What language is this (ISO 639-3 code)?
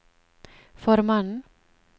nor